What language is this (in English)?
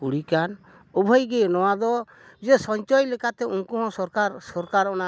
Santali